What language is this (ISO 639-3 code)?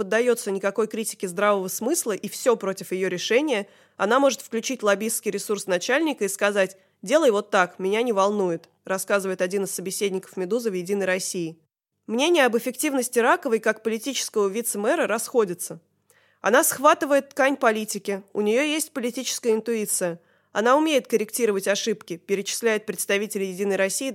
rus